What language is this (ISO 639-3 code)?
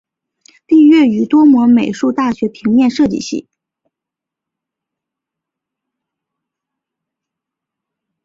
zho